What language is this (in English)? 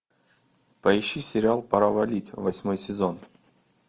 Russian